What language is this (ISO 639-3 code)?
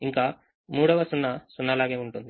tel